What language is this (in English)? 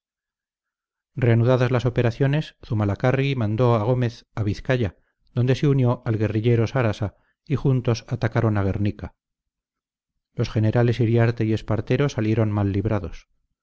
Spanish